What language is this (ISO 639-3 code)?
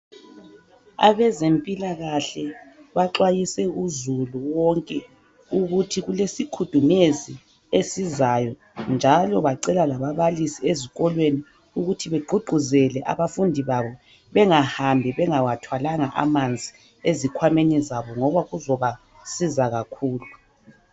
nde